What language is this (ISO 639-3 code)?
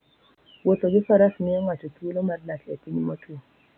luo